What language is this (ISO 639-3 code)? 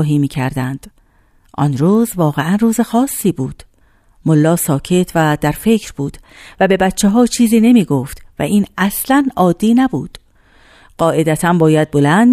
fas